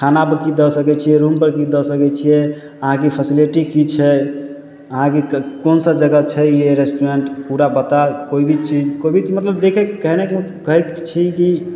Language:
Maithili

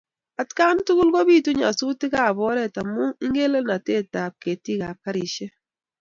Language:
Kalenjin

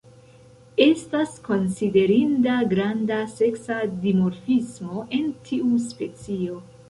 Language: Esperanto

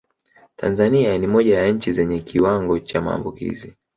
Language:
Swahili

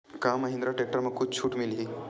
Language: Chhattisgarhi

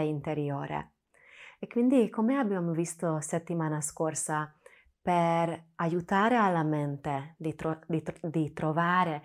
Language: Italian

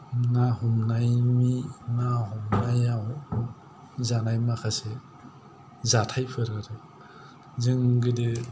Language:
Bodo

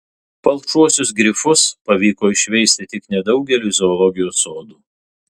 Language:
Lithuanian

